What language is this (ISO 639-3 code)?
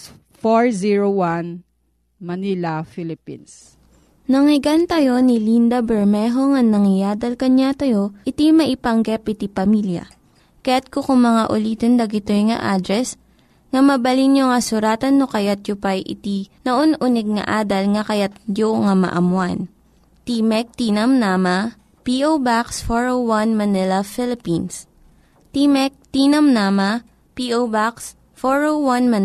fil